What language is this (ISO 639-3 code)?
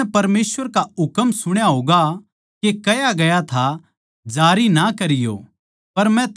bgc